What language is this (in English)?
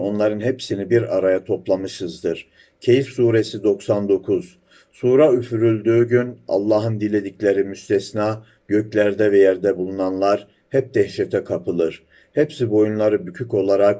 Turkish